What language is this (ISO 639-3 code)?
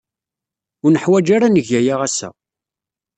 kab